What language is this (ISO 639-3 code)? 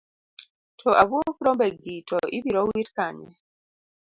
luo